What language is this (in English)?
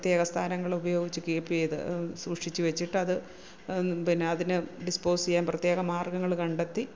Malayalam